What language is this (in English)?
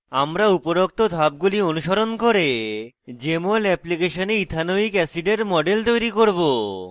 Bangla